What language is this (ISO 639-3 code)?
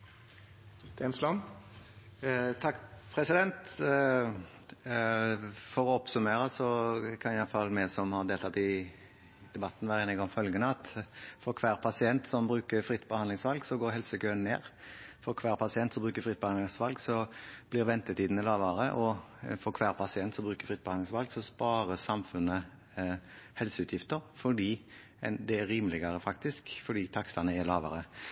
nob